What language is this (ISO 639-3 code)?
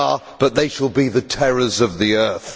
eng